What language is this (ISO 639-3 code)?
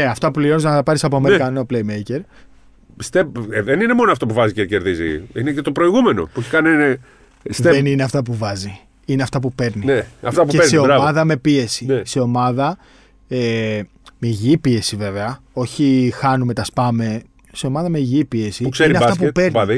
ell